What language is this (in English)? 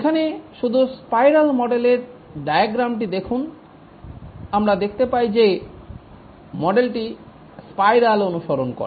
Bangla